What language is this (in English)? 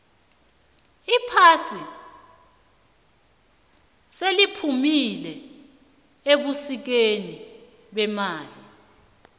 South Ndebele